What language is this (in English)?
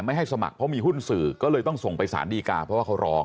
Thai